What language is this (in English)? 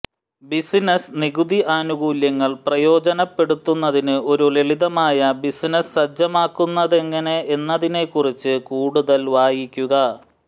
Malayalam